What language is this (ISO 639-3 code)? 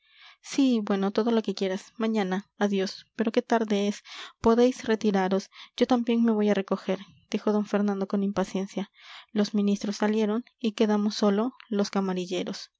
spa